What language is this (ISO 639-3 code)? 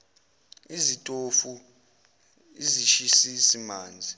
zul